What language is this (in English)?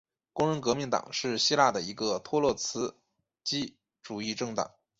Chinese